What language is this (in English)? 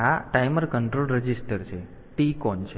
Gujarati